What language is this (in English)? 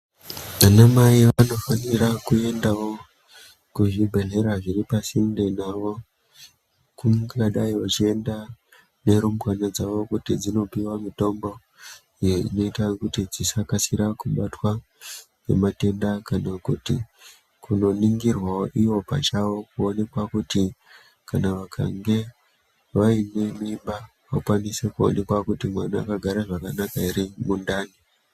Ndau